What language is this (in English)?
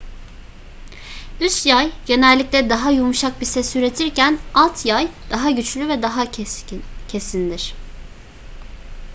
Turkish